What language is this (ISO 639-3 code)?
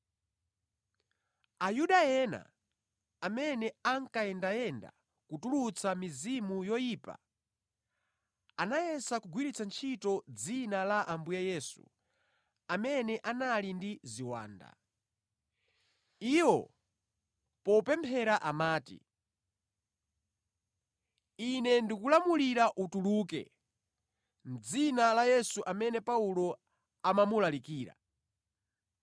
nya